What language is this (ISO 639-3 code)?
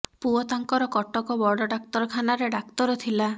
ori